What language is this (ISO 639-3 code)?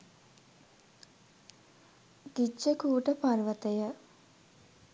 sin